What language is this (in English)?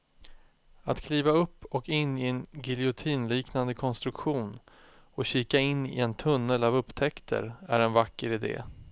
Swedish